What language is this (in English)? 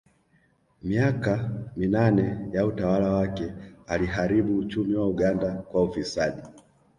Swahili